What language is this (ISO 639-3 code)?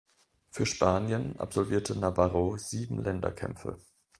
deu